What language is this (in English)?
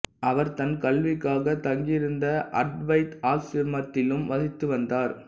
Tamil